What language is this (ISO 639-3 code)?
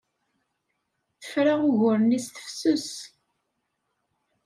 kab